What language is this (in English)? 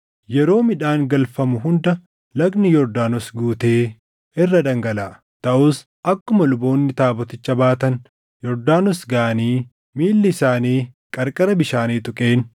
Oromo